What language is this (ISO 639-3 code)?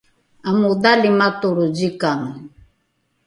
dru